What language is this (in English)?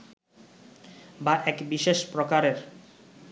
Bangla